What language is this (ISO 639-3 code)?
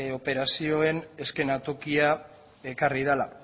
eus